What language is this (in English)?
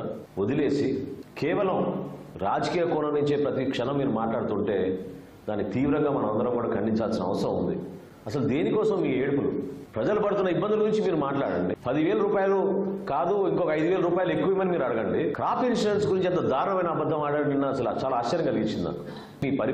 Telugu